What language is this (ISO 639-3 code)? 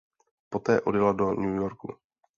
ces